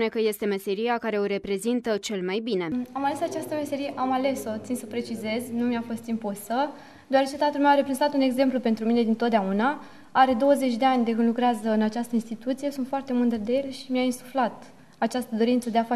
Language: Romanian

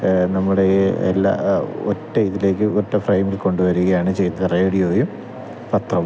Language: Malayalam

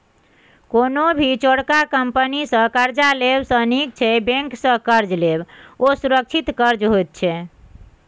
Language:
Maithili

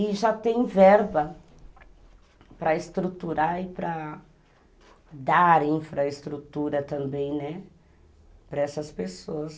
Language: Portuguese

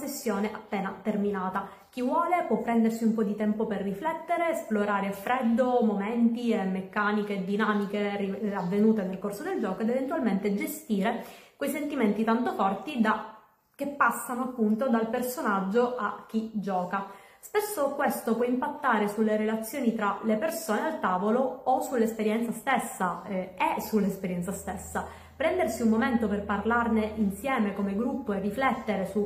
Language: Italian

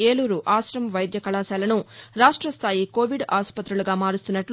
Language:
Telugu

